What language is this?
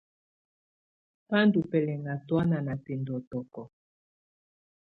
Tunen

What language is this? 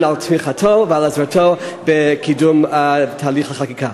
Hebrew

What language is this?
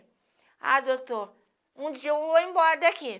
Portuguese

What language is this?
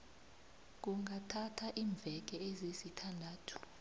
South Ndebele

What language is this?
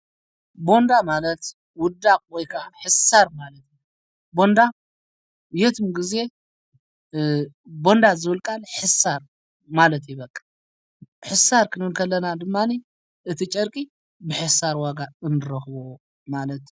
Tigrinya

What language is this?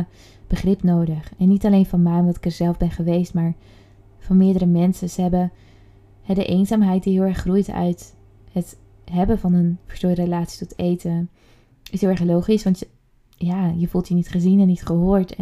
Dutch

